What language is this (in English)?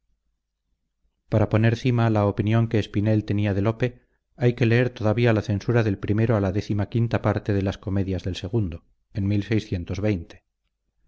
Spanish